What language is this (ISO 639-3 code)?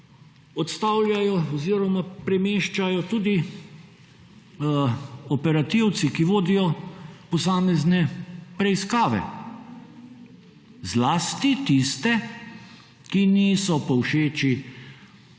slv